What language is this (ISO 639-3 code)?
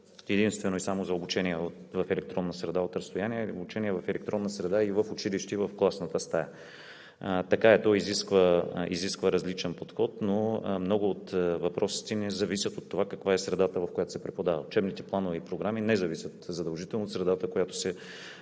bul